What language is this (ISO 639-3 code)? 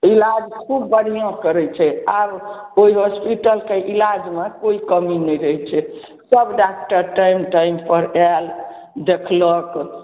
mai